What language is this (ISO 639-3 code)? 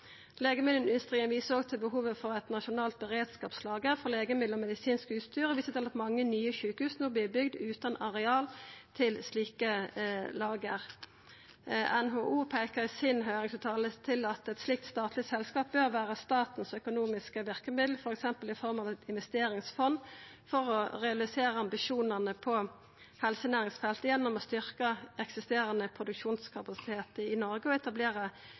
nno